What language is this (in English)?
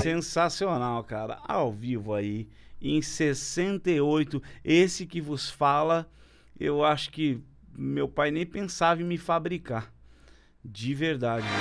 Portuguese